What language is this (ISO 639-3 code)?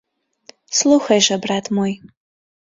bel